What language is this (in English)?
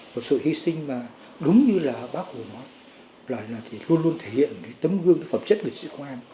Vietnamese